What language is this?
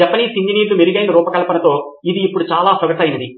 Telugu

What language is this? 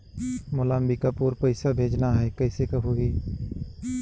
Chhattisgarhi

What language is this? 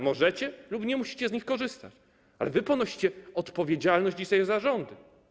Polish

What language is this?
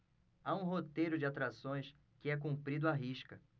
Portuguese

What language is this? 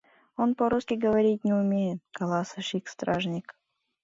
Mari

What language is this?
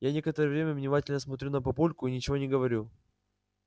Russian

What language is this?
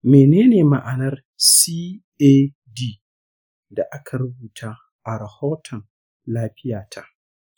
Hausa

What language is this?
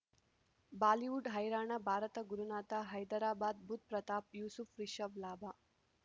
Kannada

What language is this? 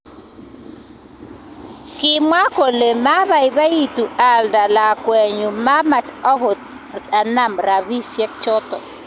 Kalenjin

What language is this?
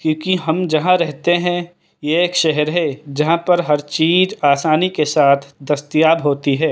Urdu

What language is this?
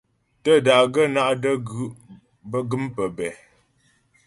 Ghomala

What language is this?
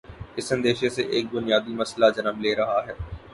Urdu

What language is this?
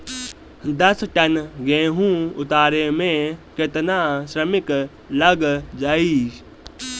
Bhojpuri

